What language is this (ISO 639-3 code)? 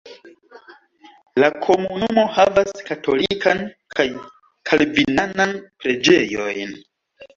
epo